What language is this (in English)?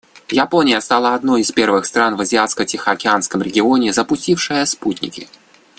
Russian